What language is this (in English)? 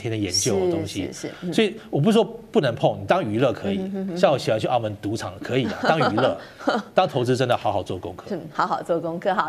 Chinese